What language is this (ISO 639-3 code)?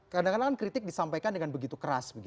ind